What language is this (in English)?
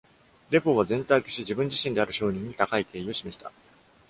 Japanese